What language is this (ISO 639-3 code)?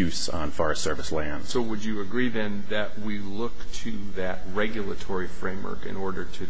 eng